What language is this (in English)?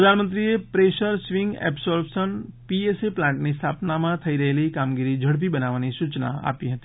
Gujarati